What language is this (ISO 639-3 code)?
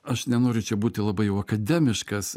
lit